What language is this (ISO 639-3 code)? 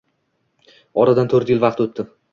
uzb